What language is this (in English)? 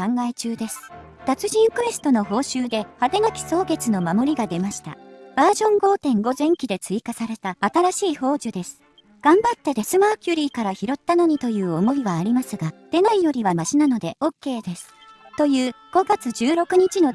Japanese